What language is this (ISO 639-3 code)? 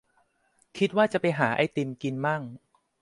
tha